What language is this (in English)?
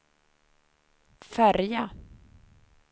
Swedish